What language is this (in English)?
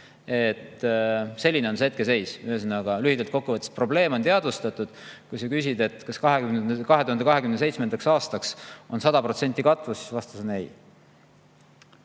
Estonian